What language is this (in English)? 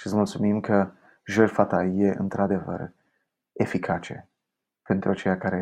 Romanian